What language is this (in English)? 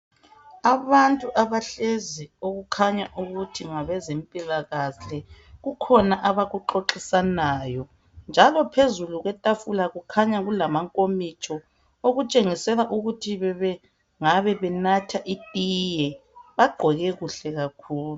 North Ndebele